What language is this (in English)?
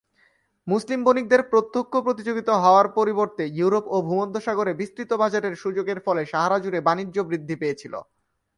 Bangla